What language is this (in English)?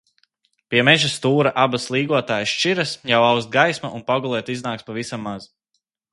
Latvian